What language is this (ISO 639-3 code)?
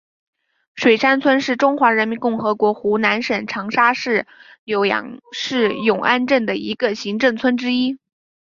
zho